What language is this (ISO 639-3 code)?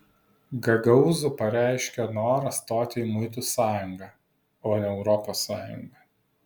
lit